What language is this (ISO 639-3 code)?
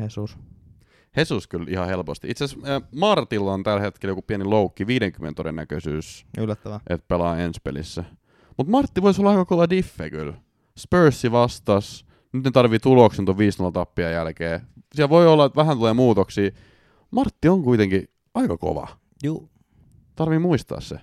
fin